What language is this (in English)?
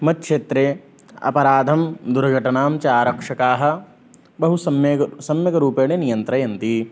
Sanskrit